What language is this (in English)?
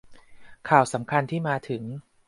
Thai